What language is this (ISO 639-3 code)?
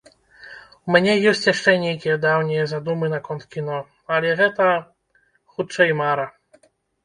bel